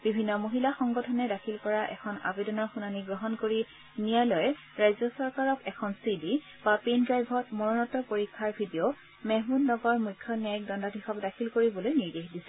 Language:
Assamese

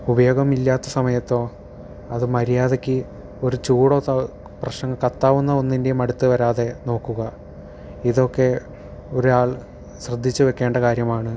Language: Malayalam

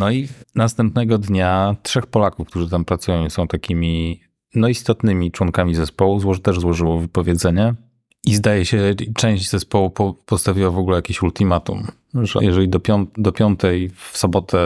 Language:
Polish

